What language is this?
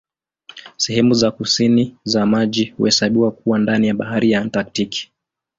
Swahili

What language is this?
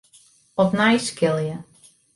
Western Frisian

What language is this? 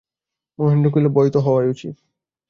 Bangla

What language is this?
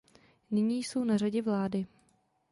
Czech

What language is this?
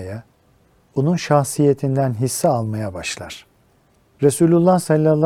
Turkish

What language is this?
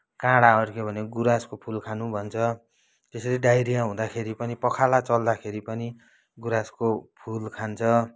Nepali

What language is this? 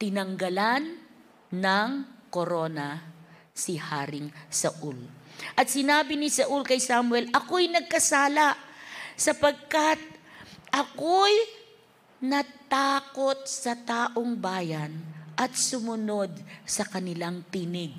Filipino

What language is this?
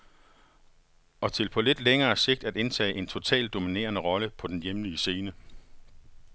Danish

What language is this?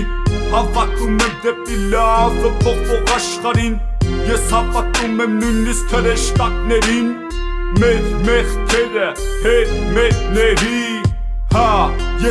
Dutch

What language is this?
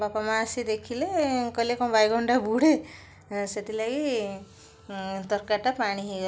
Odia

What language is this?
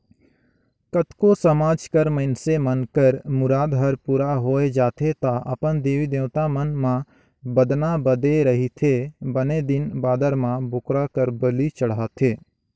Chhattisgarhi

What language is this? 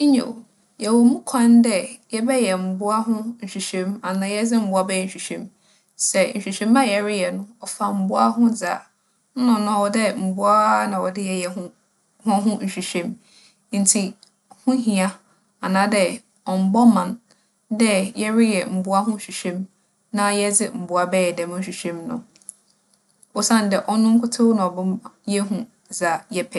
Akan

